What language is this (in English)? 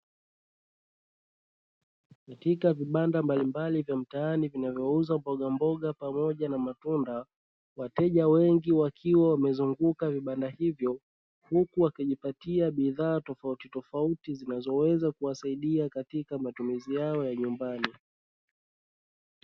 Swahili